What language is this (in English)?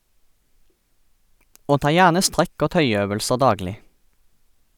Norwegian